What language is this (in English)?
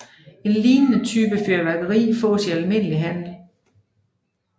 Danish